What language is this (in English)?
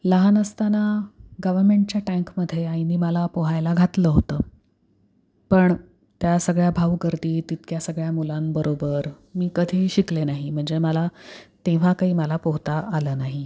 Marathi